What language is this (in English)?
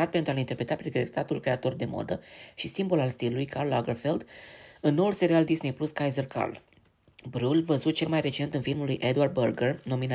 Romanian